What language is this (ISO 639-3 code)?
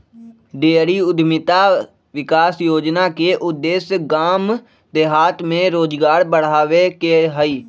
mag